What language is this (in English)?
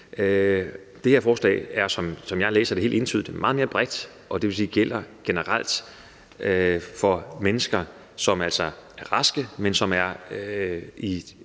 Danish